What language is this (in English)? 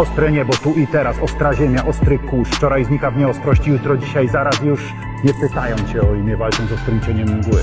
Polish